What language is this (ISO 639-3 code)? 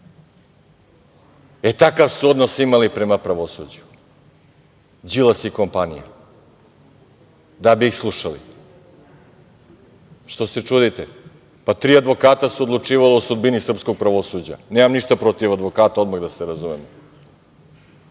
srp